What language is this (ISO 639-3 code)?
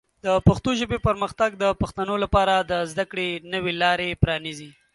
pus